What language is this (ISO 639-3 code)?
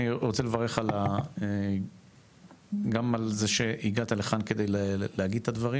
heb